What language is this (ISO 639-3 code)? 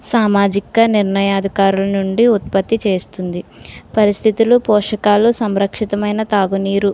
tel